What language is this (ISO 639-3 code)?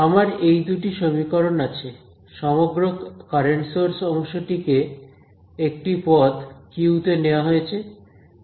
ben